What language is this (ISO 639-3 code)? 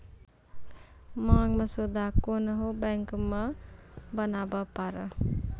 mai